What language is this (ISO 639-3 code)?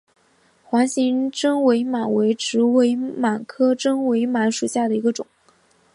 zho